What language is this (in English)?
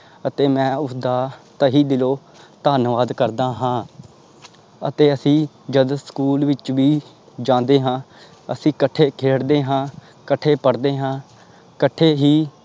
Punjabi